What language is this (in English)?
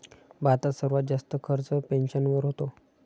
Marathi